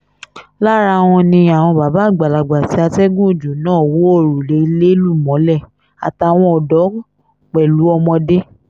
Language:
Yoruba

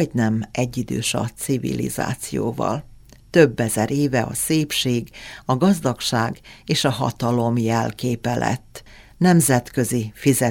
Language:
Hungarian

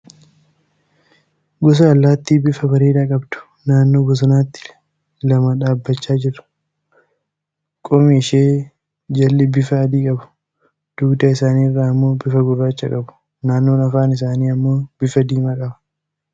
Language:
Oromo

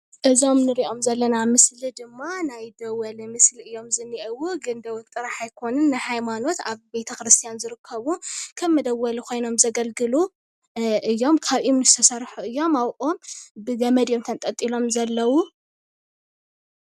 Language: Tigrinya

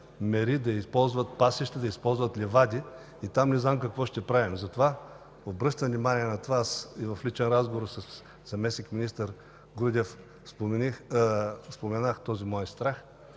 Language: Bulgarian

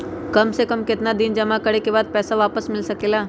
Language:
Magahi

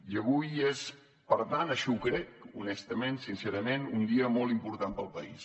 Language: Catalan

